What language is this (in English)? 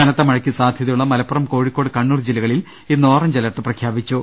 Malayalam